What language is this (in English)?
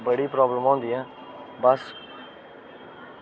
Dogri